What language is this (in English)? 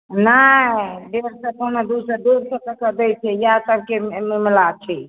Maithili